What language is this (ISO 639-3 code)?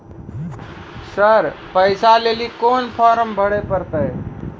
mai